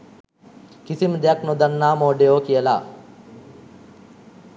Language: Sinhala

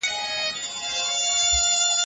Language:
Pashto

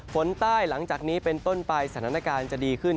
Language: Thai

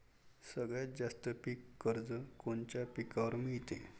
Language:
Marathi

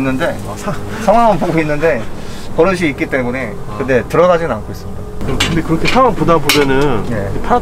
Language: Korean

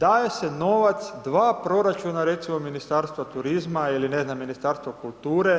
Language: Croatian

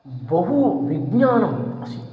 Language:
Sanskrit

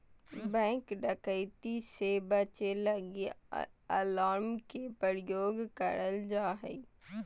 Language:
Magahi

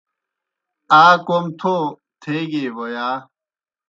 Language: Kohistani Shina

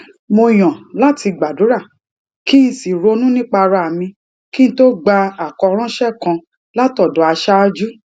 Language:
Yoruba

